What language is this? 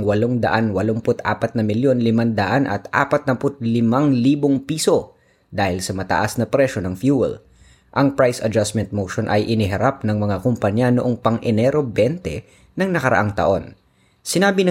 Filipino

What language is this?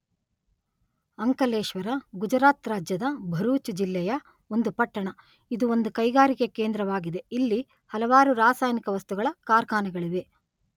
Kannada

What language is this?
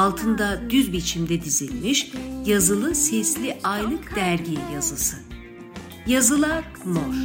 Turkish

